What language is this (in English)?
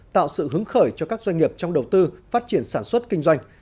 Vietnamese